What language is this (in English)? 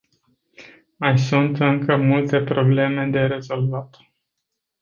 Romanian